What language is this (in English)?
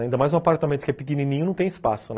Portuguese